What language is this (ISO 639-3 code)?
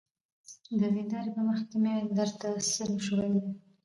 pus